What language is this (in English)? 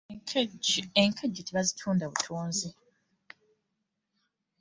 Ganda